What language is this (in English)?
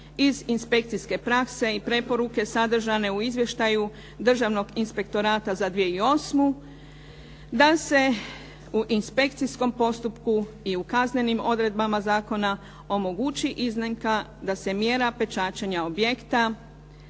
Croatian